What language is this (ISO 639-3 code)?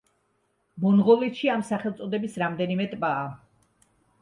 kat